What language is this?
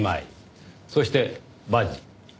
Japanese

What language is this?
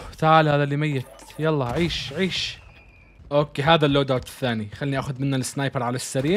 Arabic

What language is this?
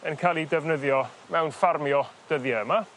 Welsh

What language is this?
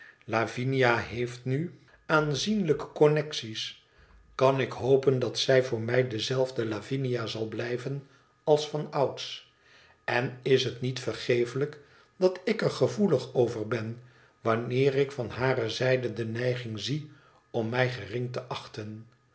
Dutch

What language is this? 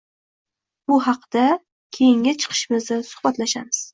Uzbek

